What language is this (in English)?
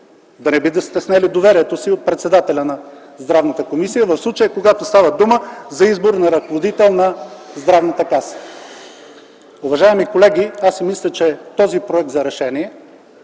Bulgarian